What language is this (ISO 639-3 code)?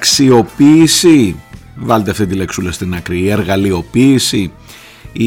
ell